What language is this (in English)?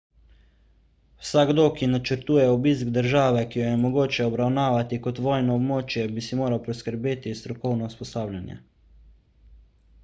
Slovenian